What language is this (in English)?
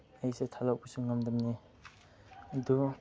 Manipuri